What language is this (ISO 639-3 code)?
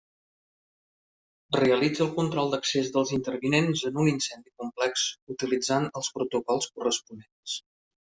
cat